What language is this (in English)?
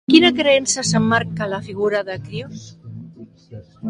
Catalan